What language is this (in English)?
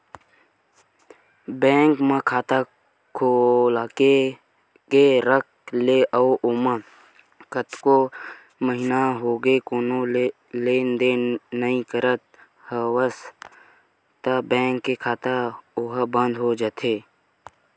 Chhattisgarhi